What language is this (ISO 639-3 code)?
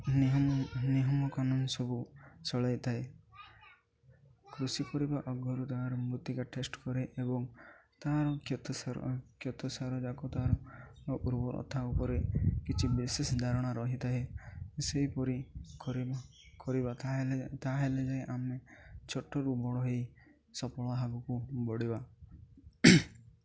ori